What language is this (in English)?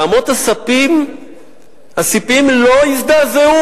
Hebrew